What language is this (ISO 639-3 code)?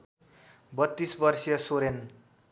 nep